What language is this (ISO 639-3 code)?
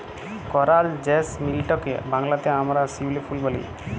ben